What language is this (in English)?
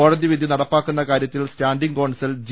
Malayalam